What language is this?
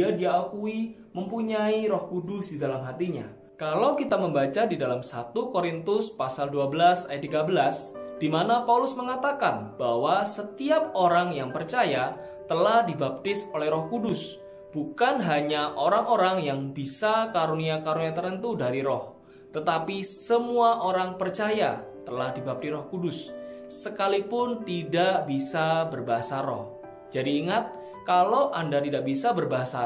Indonesian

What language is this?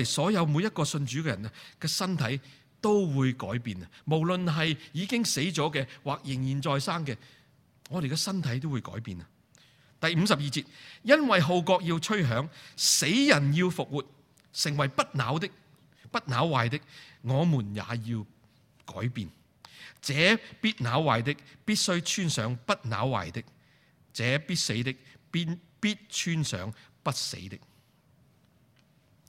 Chinese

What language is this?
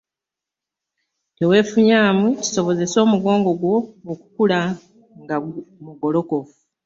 Ganda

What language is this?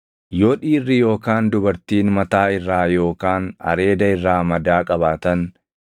Oromo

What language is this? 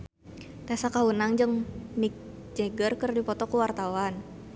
Sundanese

